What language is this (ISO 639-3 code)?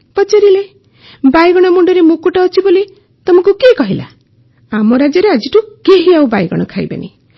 ori